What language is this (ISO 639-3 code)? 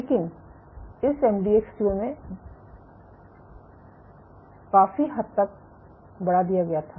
hin